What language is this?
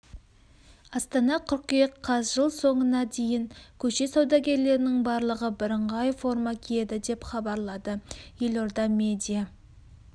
Kazakh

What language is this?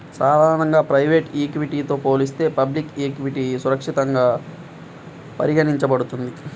Telugu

